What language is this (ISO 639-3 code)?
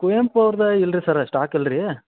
kan